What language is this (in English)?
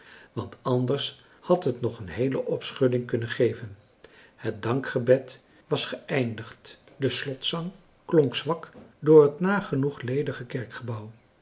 Dutch